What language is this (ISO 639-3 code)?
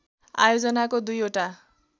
nep